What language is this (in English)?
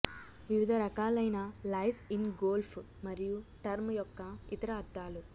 Telugu